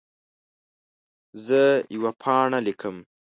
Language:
Pashto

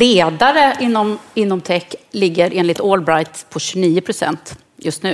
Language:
Swedish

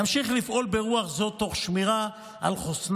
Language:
Hebrew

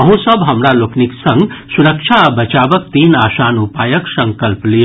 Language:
Maithili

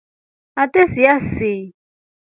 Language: Rombo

